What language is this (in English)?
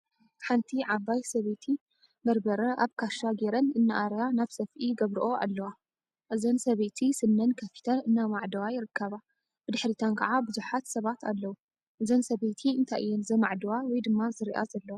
Tigrinya